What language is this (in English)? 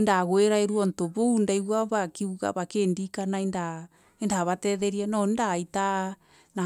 Meru